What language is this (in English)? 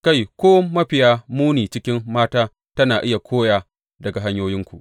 Hausa